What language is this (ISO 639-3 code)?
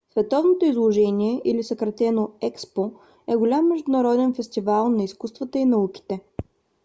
bul